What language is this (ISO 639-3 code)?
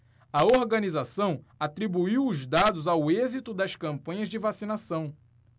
por